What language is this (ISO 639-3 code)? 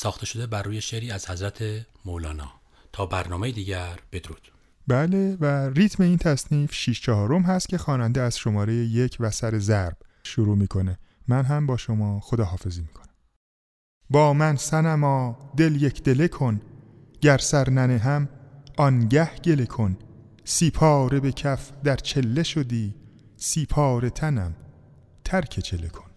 fas